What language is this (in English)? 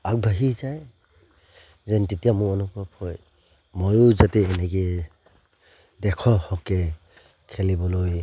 Assamese